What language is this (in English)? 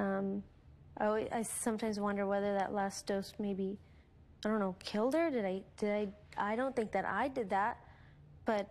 English